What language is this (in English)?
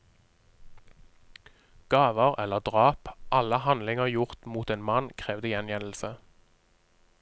Norwegian